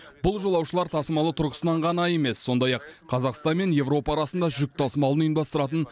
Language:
Kazakh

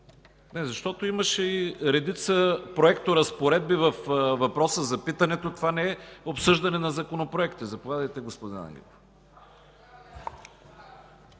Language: Bulgarian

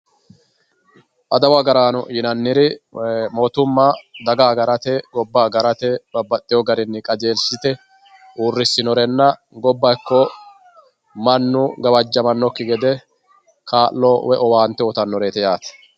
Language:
Sidamo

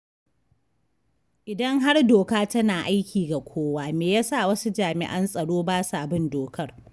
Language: Hausa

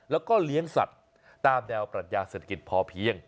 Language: Thai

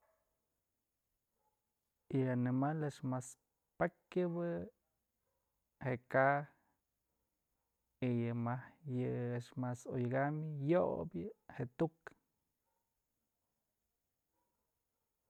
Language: Mazatlán Mixe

